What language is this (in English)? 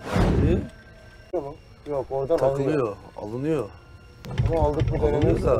Turkish